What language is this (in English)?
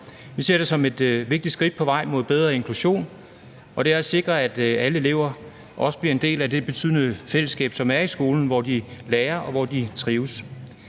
Danish